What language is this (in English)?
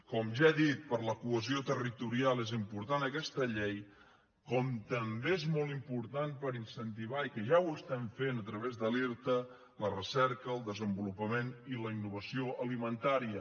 Catalan